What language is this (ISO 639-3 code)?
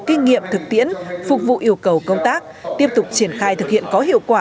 vie